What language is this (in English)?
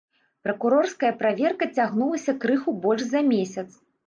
Belarusian